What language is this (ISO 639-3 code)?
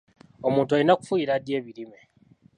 lug